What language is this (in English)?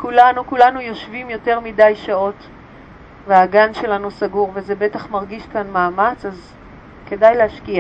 Hebrew